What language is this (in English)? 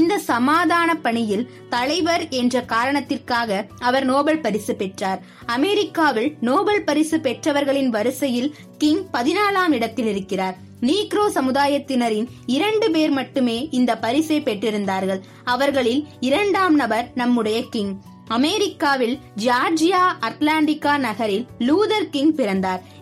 Tamil